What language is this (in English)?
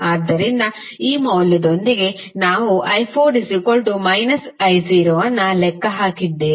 Kannada